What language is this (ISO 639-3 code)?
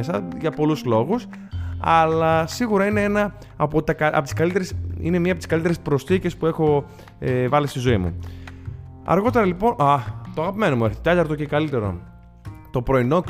ell